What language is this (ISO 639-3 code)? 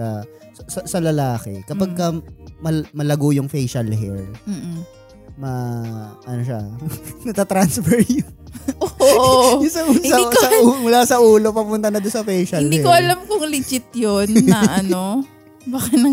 fil